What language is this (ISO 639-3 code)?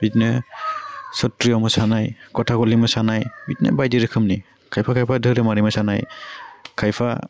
brx